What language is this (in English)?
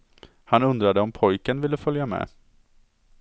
Swedish